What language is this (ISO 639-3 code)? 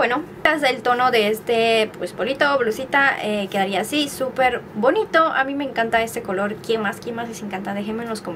spa